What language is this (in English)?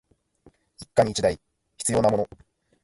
Japanese